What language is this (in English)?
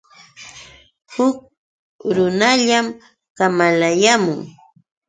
Yauyos Quechua